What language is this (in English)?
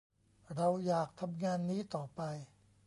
Thai